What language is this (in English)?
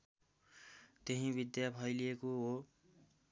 Nepali